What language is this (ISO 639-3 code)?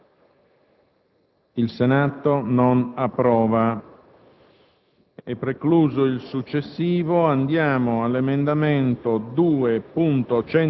ita